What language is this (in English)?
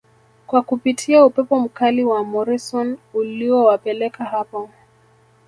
Swahili